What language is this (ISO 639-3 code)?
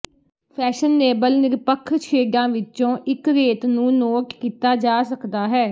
pan